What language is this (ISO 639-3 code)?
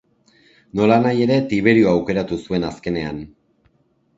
eus